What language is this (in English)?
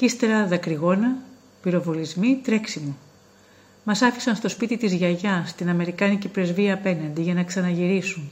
Greek